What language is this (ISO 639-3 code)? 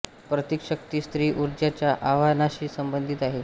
mar